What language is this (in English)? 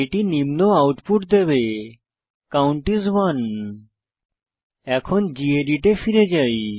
Bangla